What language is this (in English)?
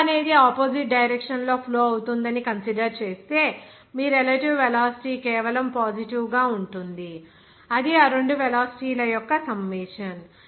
Telugu